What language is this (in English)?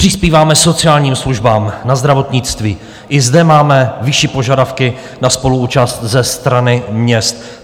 Czech